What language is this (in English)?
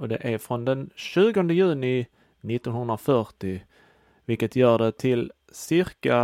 Swedish